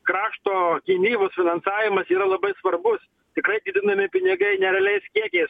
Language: Lithuanian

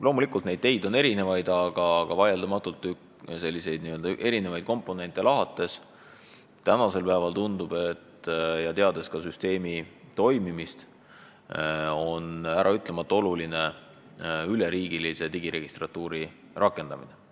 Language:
Estonian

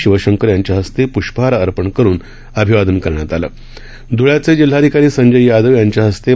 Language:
Marathi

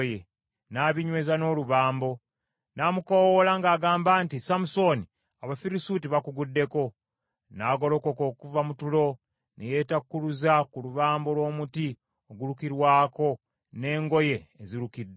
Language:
Ganda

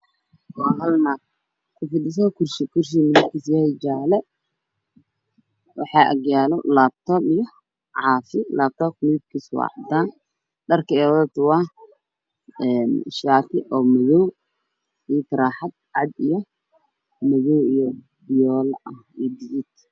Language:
Somali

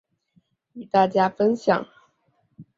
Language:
Chinese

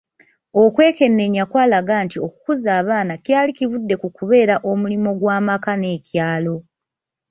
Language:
Ganda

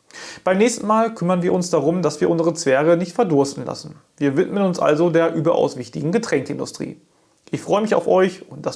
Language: German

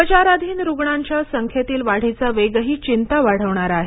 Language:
Marathi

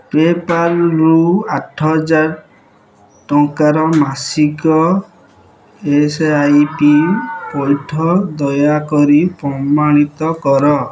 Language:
Odia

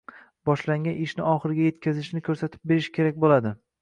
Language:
Uzbek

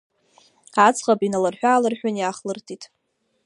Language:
Abkhazian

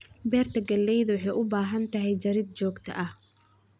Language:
Somali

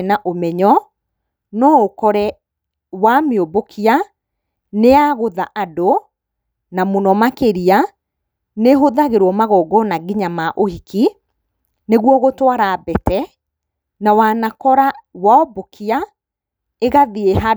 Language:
Kikuyu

